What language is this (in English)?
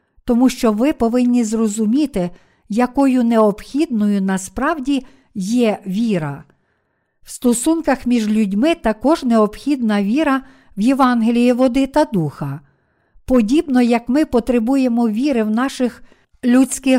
Ukrainian